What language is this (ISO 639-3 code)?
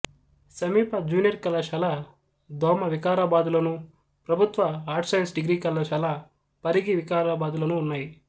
tel